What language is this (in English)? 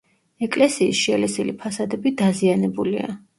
Georgian